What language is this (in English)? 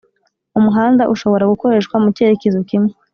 Kinyarwanda